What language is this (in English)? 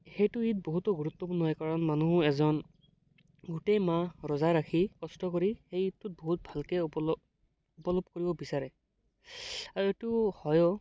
Assamese